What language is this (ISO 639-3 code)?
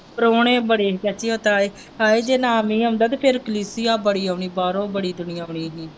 pan